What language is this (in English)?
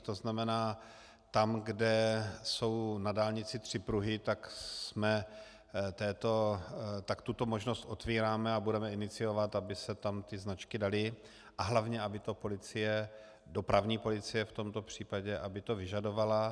Czech